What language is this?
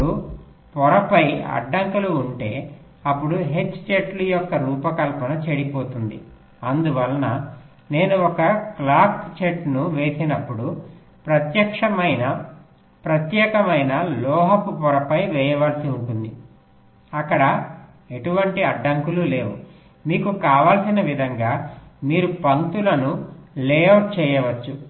Telugu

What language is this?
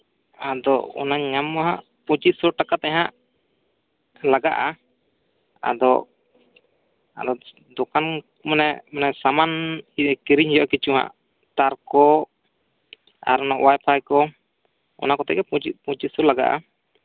Santali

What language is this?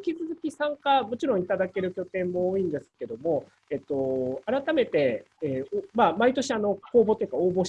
Japanese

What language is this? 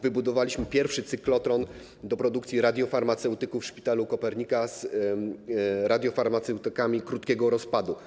Polish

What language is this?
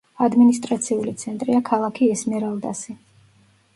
Georgian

